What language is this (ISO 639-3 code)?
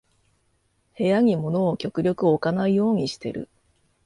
jpn